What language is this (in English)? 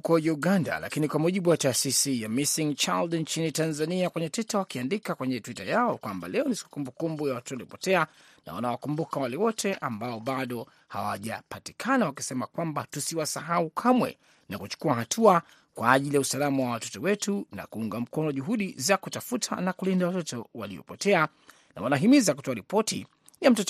Swahili